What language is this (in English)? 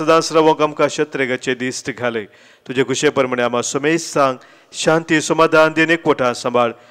Romanian